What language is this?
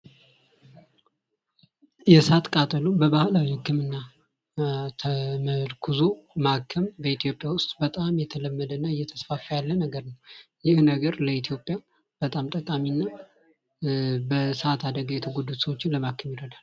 Amharic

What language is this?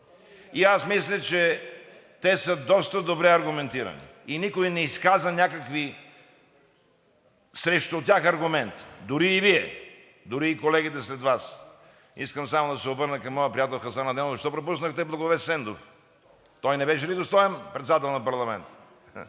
Bulgarian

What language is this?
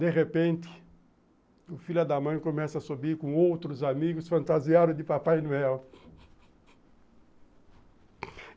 Portuguese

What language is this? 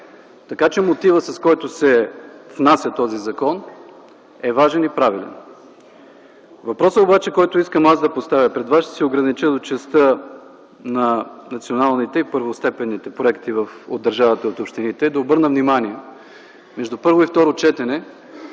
Bulgarian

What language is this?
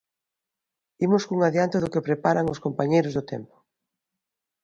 Galician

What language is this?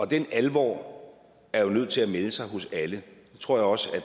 Danish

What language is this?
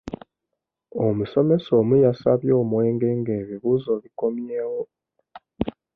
Ganda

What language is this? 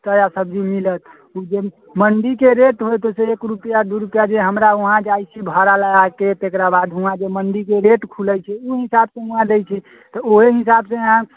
Maithili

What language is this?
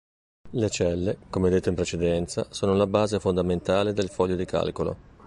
Italian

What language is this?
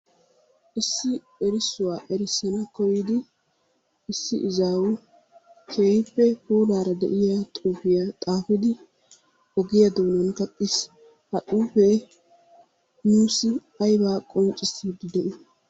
Wolaytta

